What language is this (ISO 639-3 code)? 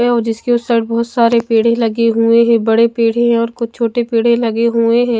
hin